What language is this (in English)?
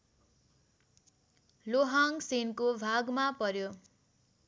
Nepali